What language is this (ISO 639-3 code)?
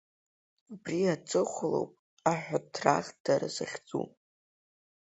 abk